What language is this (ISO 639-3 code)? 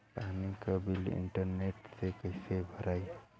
bho